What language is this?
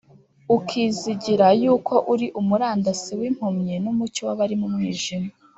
Kinyarwanda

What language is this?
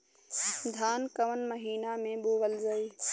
Bhojpuri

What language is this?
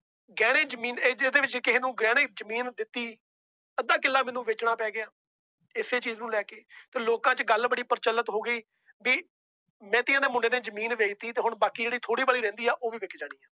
Punjabi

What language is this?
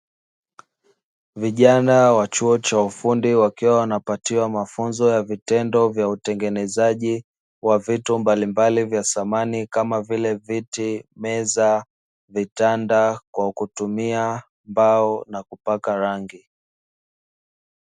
Swahili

